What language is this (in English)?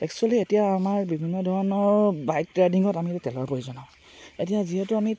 Assamese